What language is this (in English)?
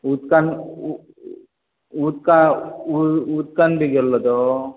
Konkani